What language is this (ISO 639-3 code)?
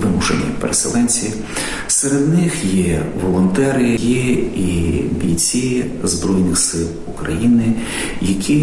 ukr